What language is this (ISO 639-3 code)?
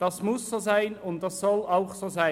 gsw